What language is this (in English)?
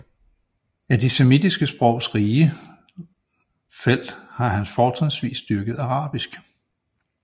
Danish